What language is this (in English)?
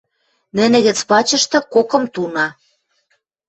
Western Mari